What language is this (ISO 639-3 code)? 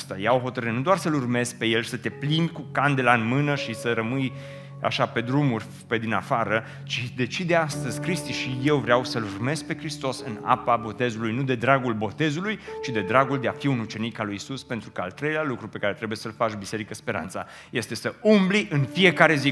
ron